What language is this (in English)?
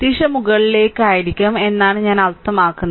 Malayalam